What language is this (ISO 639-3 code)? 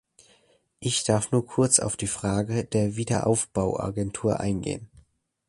deu